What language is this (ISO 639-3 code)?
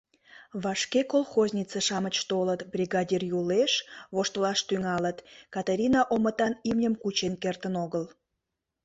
chm